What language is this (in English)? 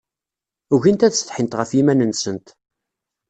Kabyle